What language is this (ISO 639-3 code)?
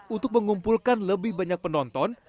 ind